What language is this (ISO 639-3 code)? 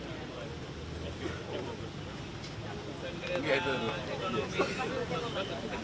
ind